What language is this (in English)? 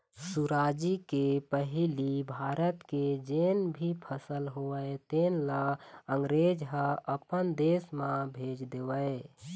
Chhattisgarhi